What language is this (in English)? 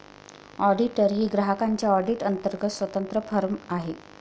Marathi